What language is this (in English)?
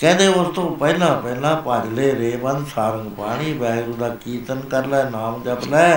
Punjabi